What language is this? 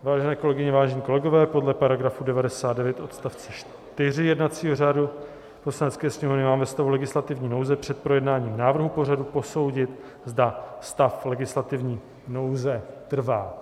Czech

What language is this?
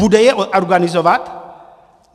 Czech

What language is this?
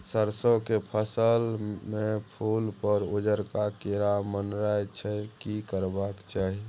Maithili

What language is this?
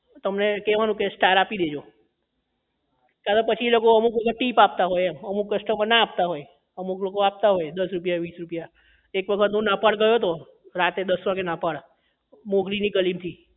Gujarati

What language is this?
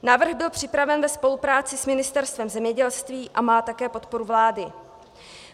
Czech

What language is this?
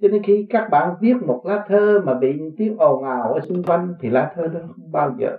Vietnamese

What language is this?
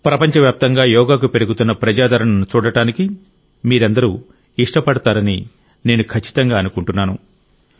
Telugu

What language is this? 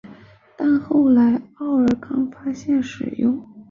Chinese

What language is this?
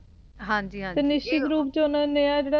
Punjabi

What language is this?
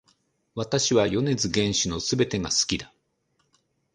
Japanese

